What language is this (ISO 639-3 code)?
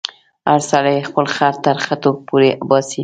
pus